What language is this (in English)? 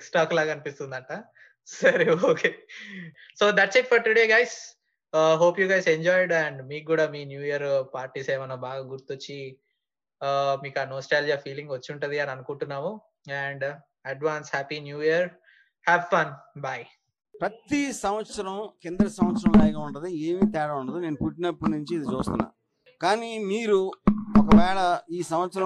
Telugu